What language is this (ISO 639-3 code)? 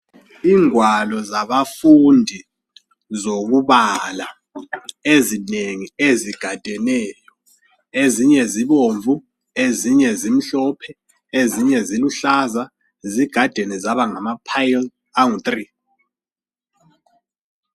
nde